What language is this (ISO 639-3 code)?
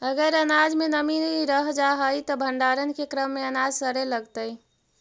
mag